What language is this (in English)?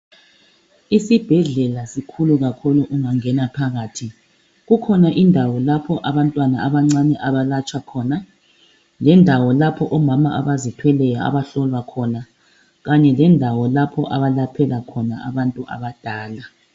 North Ndebele